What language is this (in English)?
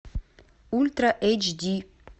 Russian